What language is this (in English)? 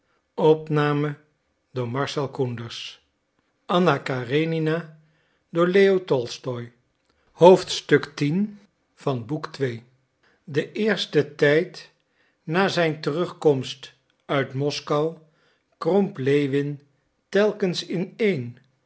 Dutch